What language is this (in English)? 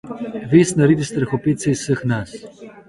Slovenian